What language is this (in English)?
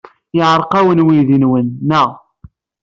Kabyle